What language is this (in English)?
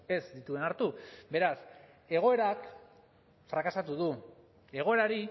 Basque